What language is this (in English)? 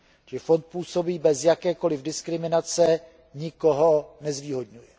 Czech